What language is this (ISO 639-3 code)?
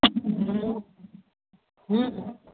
mai